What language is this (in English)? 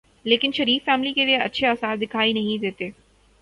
Urdu